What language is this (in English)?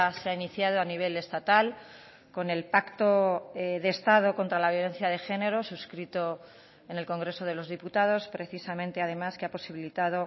Spanish